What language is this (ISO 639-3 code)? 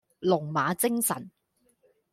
yue